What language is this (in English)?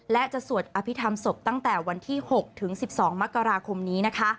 Thai